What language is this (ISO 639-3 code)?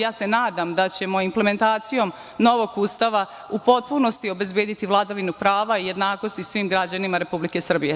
srp